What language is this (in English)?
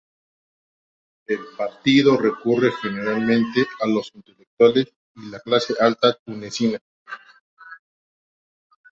Spanish